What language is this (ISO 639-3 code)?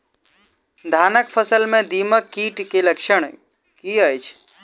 mai